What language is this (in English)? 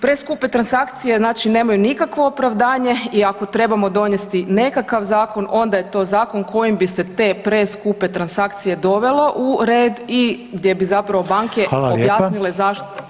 Croatian